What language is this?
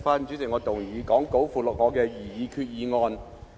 Cantonese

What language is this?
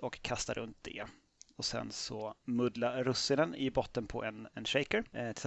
Swedish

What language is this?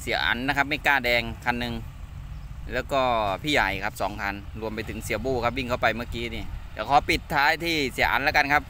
Thai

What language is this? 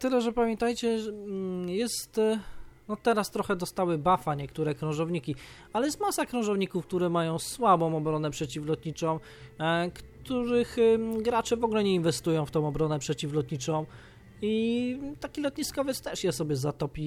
Polish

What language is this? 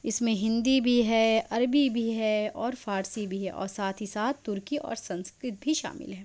Urdu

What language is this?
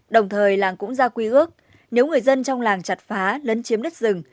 Vietnamese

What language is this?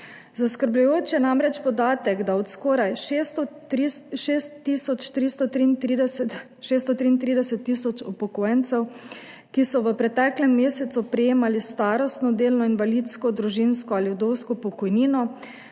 Slovenian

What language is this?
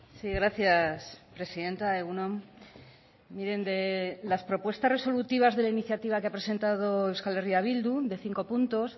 Spanish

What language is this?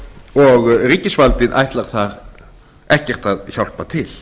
Icelandic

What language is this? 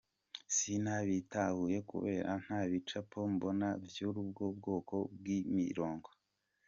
Kinyarwanda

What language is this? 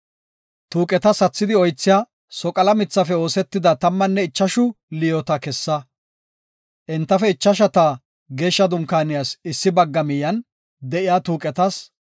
Gofa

